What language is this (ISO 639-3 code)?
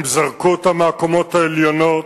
heb